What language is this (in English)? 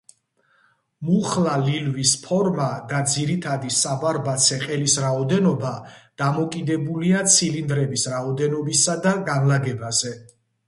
Georgian